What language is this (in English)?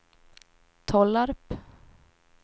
Swedish